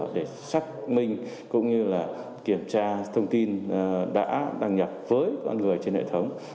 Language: Vietnamese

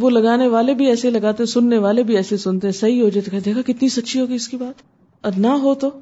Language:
Urdu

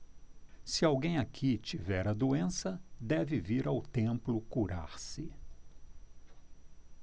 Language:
Portuguese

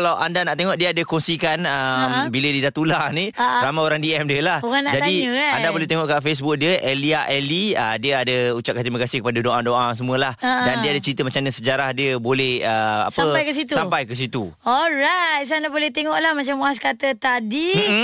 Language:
Malay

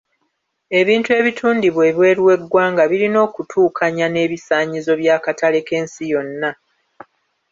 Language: Ganda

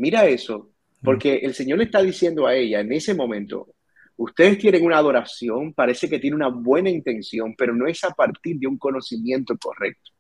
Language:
Spanish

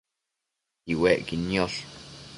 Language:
Matsés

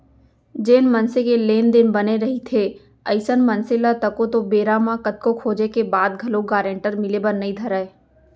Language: Chhattisgarhi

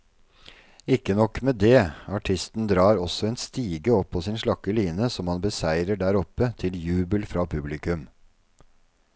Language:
Norwegian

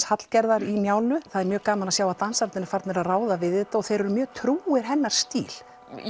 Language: Icelandic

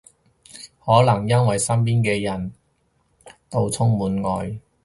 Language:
Cantonese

